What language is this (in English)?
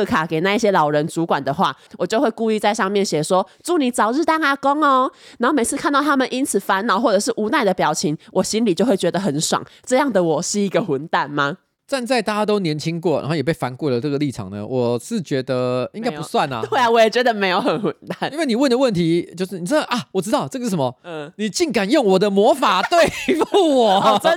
Chinese